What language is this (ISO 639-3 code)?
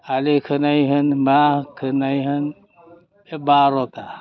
brx